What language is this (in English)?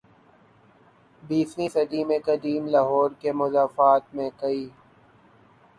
Urdu